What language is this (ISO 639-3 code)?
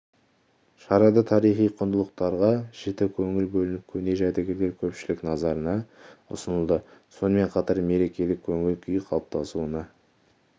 kaz